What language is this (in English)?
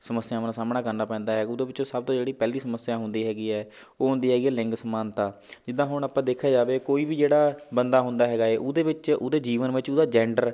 Punjabi